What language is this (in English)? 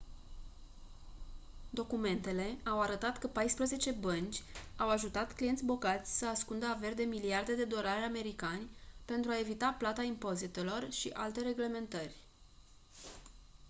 Romanian